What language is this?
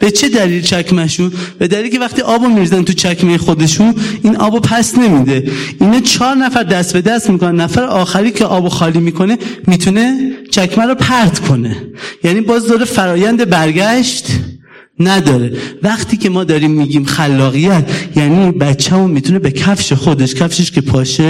Persian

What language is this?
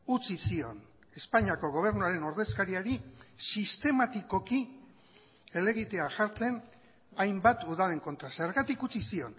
Basque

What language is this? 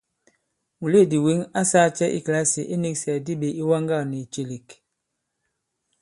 Bankon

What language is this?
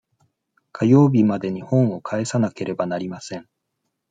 Japanese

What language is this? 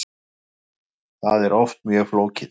Icelandic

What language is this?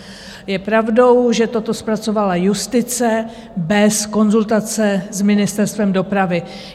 Czech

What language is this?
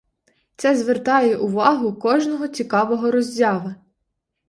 Ukrainian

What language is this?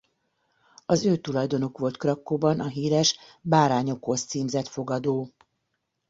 Hungarian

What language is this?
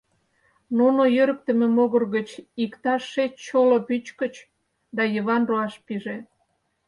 Mari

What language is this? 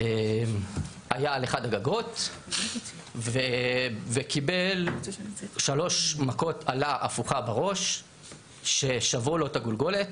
Hebrew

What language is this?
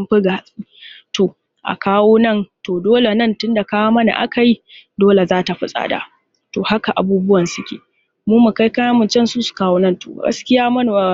Hausa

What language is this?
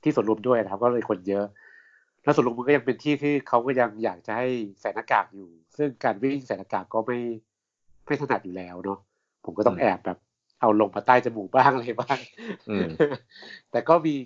Thai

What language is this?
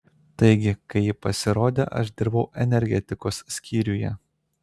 Lithuanian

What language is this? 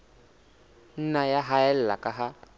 Southern Sotho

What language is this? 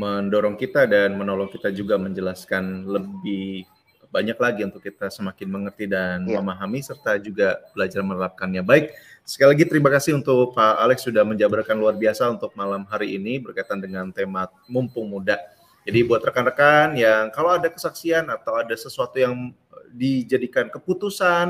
Indonesian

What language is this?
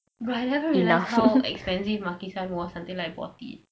English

